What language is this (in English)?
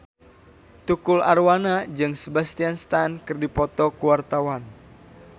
Sundanese